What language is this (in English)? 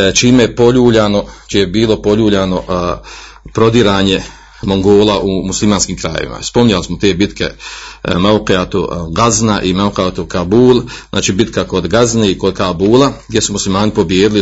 Croatian